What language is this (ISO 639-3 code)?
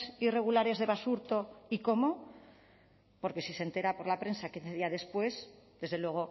spa